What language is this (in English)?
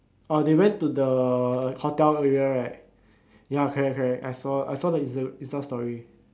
English